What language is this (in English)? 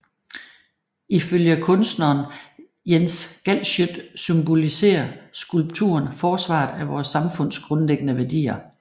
Danish